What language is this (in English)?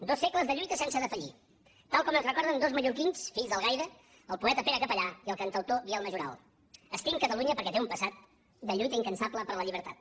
Catalan